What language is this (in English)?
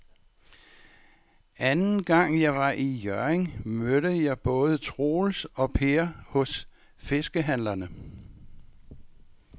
Danish